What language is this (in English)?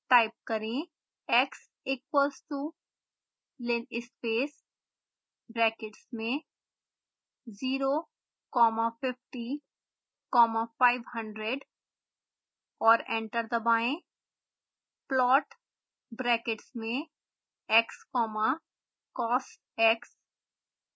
Hindi